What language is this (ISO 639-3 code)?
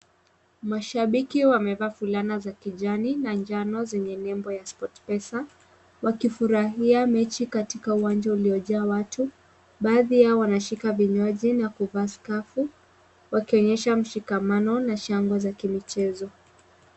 swa